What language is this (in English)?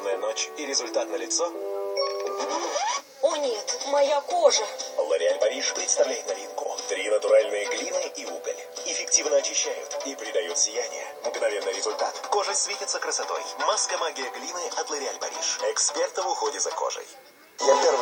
Russian